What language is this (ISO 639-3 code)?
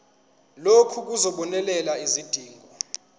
zul